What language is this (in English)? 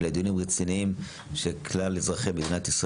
Hebrew